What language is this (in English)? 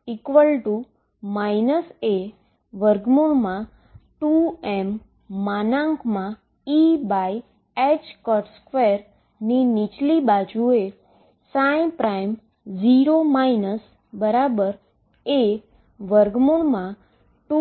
Gujarati